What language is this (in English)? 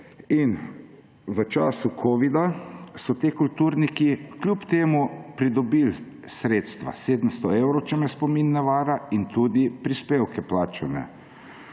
Slovenian